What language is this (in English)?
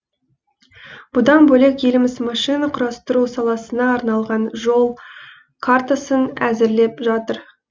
Kazakh